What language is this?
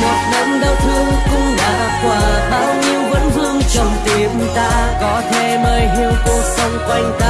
Vietnamese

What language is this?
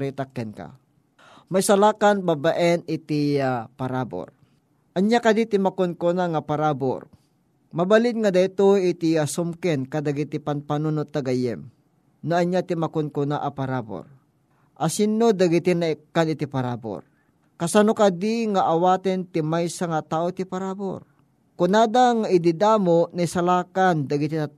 Filipino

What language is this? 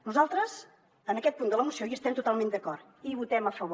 Catalan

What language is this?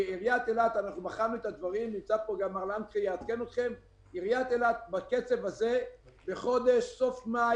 Hebrew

